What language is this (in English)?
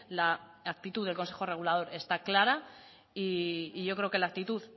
Spanish